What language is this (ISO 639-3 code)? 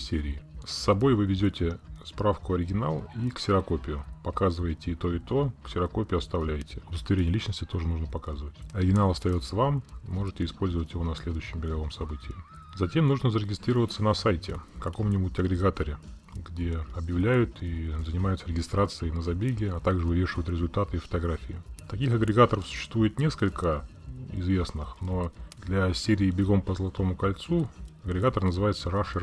rus